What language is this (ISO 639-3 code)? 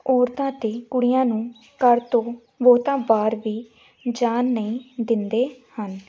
pan